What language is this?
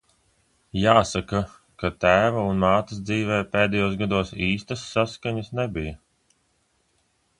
Latvian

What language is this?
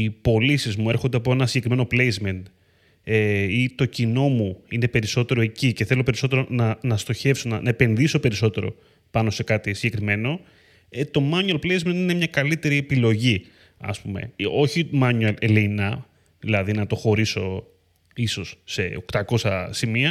Greek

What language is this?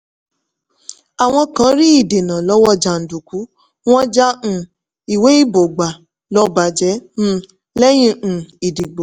Yoruba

